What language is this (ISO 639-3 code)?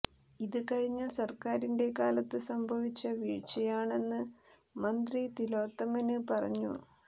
mal